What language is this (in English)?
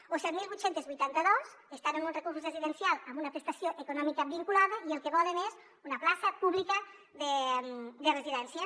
Catalan